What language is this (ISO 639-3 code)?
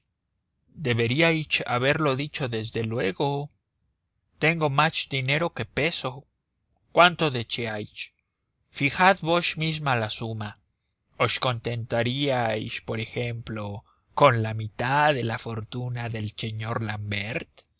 spa